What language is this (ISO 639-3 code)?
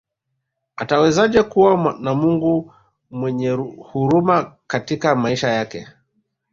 swa